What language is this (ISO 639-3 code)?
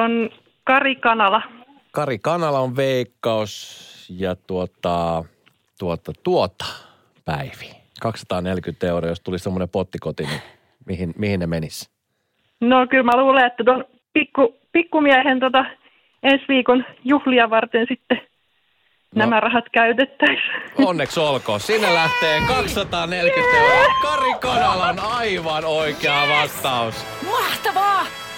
fin